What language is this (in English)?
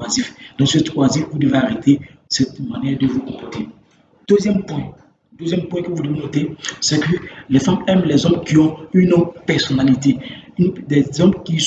French